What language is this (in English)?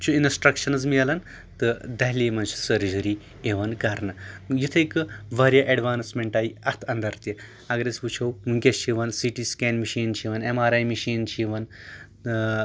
Kashmiri